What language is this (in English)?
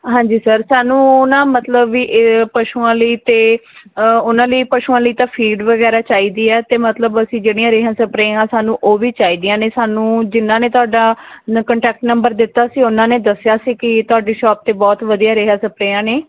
Punjabi